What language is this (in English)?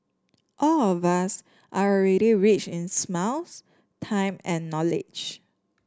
English